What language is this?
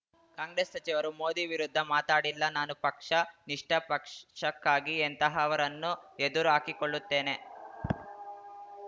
Kannada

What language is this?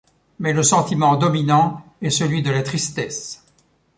French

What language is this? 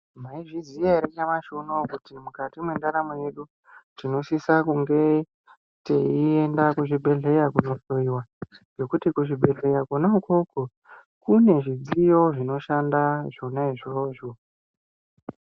Ndau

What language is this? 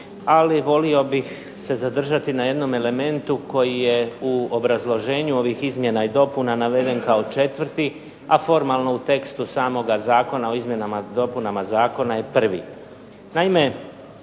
Croatian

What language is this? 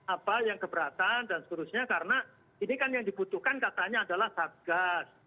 Indonesian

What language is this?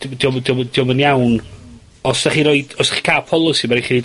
Welsh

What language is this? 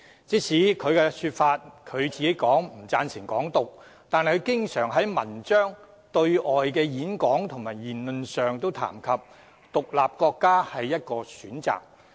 Cantonese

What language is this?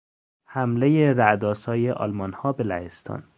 Persian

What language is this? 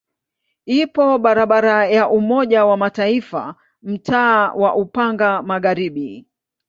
Swahili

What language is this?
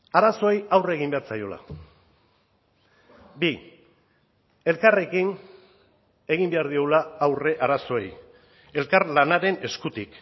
Basque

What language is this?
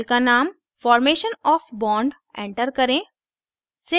Hindi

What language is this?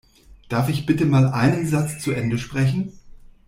German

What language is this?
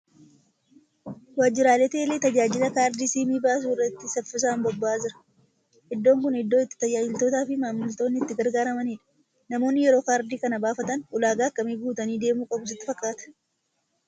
Oromo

